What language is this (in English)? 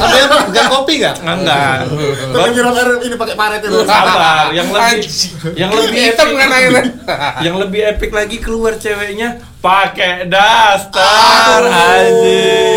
Indonesian